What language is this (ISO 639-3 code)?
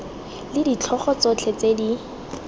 tsn